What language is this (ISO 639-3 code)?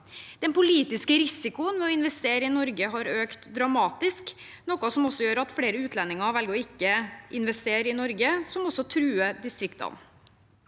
nor